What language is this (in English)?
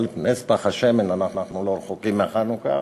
Hebrew